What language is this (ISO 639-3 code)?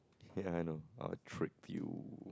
eng